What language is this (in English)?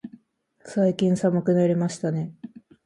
Japanese